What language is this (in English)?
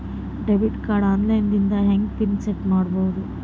Kannada